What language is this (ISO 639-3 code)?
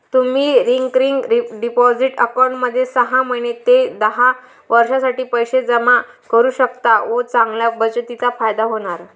mar